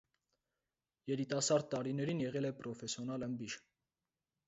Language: Armenian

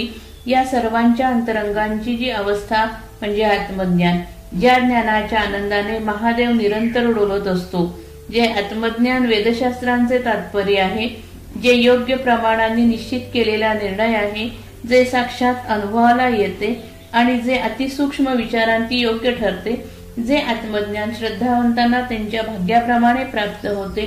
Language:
Marathi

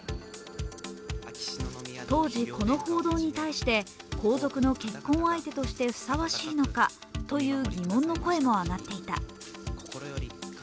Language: Japanese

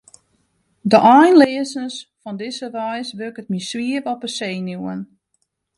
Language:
Western Frisian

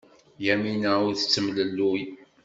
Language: Kabyle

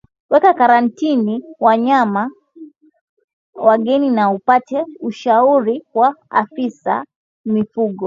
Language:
Swahili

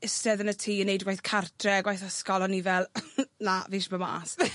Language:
Welsh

